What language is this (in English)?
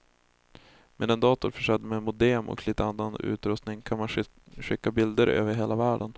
Swedish